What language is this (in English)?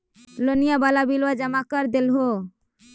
Magahi